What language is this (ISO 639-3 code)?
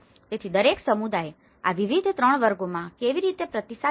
guj